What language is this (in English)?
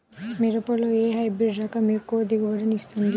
Telugu